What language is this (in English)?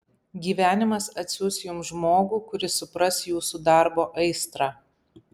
Lithuanian